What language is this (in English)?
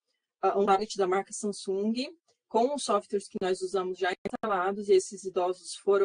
Portuguese